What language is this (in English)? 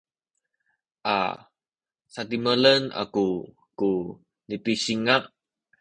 Sakizaya